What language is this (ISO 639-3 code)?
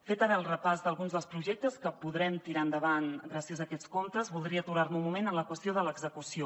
cat